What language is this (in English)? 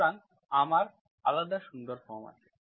Bangla